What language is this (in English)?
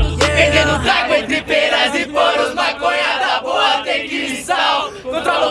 Spanish